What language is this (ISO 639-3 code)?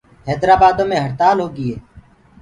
ggg